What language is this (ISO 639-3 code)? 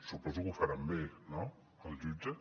cat